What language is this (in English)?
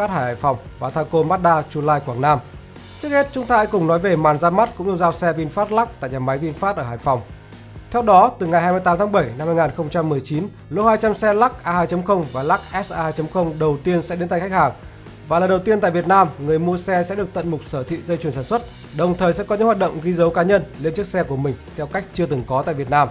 Vietnamese